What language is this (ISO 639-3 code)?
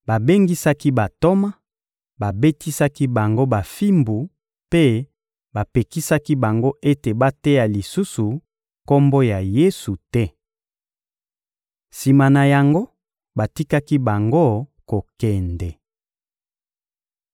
lin